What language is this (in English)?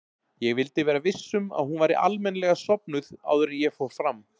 Icelandic